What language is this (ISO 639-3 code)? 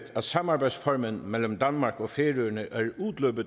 dan